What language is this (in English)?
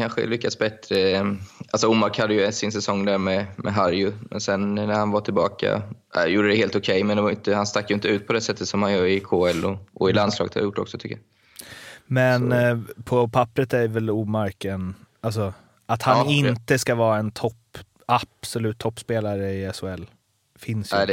Swedish